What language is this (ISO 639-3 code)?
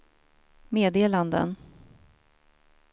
swe